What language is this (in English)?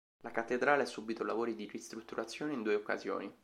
Italian